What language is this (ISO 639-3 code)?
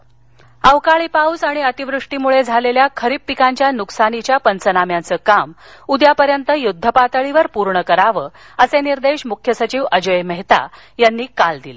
mar